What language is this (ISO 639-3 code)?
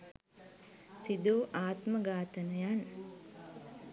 sin